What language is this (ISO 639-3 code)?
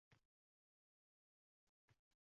uzb